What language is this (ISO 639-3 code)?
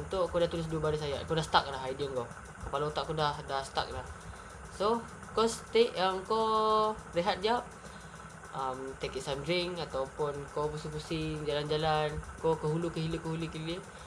msa